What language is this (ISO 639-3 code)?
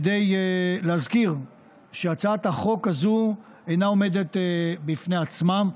heb